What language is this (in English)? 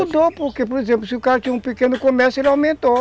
Portuguese